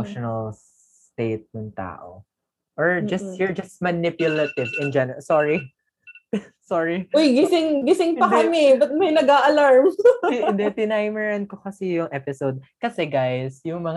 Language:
Filipino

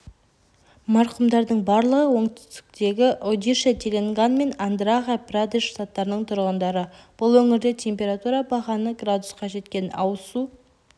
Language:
Kazakh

